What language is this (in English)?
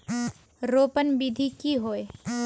Magahi